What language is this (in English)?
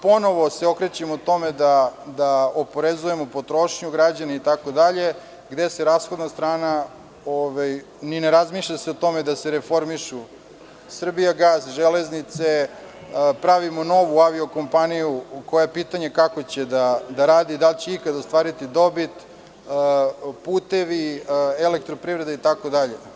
Serbian